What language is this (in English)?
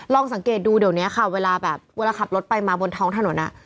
Thai